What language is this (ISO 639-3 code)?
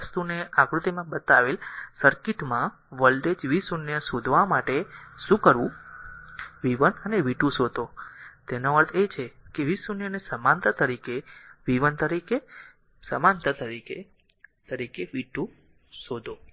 guj